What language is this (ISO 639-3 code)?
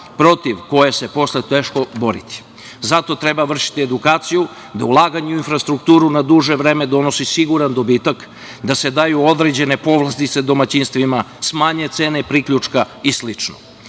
srp